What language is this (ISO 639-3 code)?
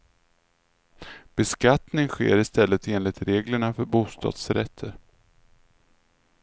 swe